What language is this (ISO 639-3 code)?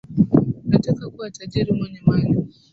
swa